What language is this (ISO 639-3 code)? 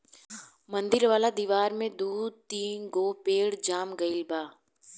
bho